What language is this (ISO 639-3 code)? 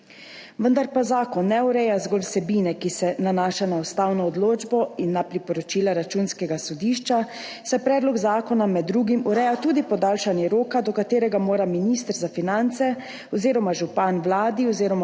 slv